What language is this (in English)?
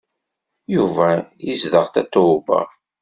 Kabyle